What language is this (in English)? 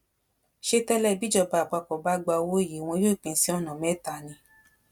Yoruba